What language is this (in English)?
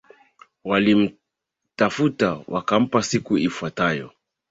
Swahili